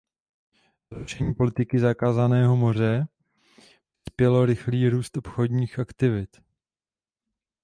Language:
Czech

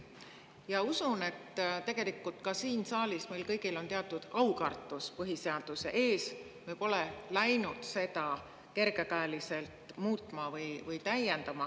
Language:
Estonian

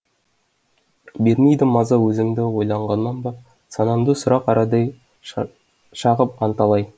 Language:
Kazakh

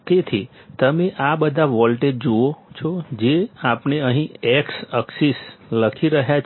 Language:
Gujarati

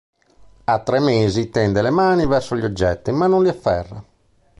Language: Italian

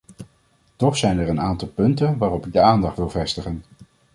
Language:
Dutch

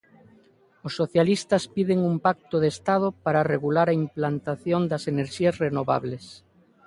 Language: Galician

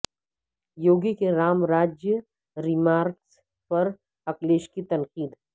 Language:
Urdu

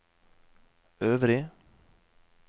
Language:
Norwegian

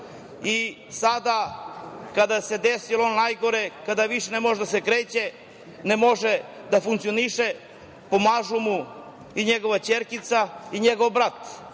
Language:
Serbian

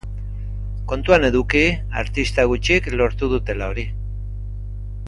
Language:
Basque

